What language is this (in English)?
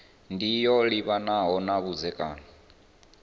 Venda